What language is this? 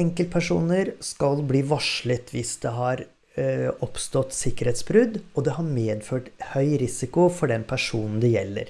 Norwegian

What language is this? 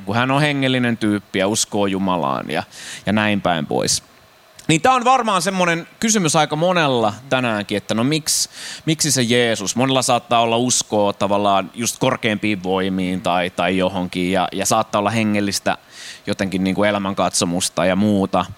Finnish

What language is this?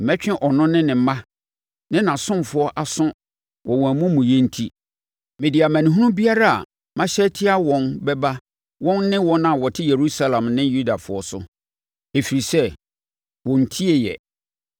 Akan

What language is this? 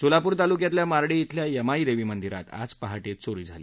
Marathi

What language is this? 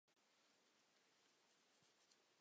Chinese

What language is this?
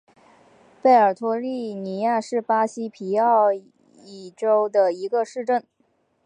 Chinese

